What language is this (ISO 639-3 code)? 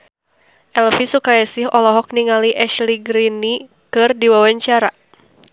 sun